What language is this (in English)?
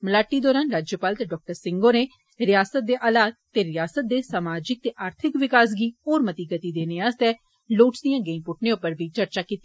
Dogri